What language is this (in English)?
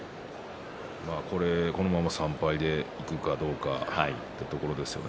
Japanese